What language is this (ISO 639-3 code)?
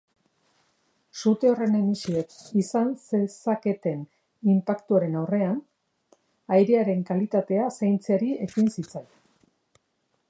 eus